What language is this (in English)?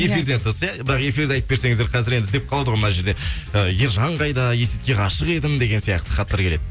Kazakh